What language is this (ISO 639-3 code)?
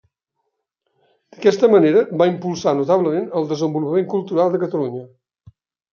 cat